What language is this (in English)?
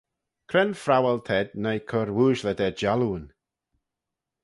Manx